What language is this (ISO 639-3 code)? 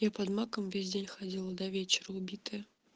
rus